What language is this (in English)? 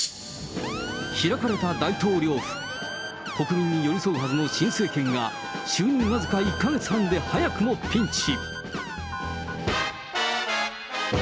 Japanese